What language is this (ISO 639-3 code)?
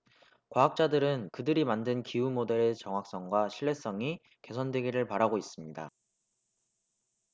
kor